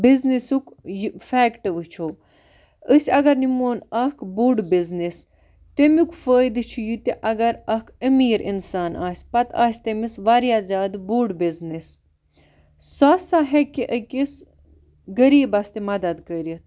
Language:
Kashmiri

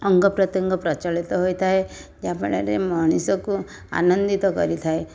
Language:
Odia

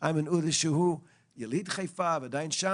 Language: Hebrew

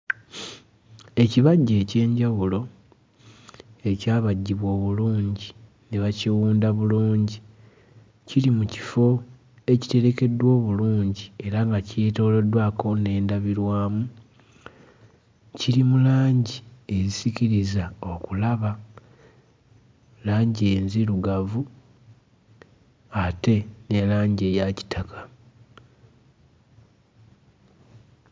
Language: Ganda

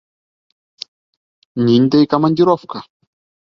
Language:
Bashkir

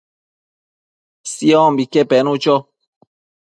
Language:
Matsés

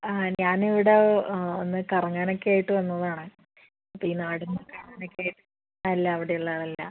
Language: Malayalam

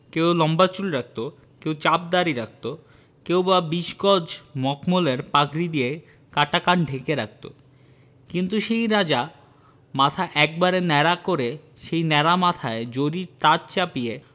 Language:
Bangla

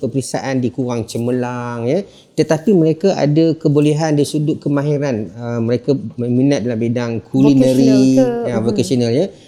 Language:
Malay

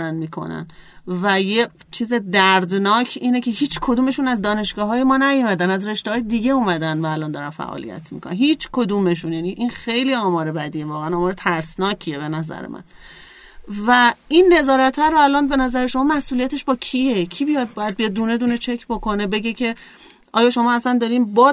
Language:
Persian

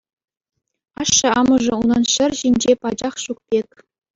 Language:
Chuvash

